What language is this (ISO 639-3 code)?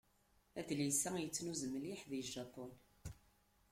kab